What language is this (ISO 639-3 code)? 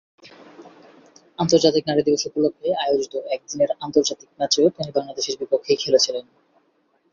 ben